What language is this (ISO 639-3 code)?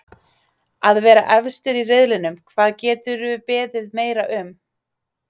isl